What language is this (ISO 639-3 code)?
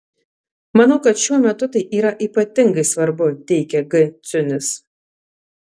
lit